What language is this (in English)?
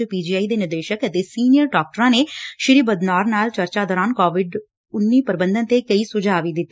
Punjabi